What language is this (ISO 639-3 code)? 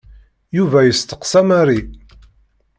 kab